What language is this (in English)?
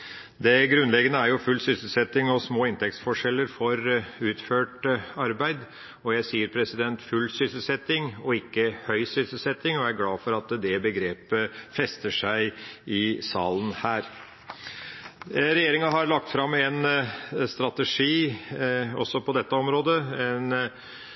Norwegian Bokmål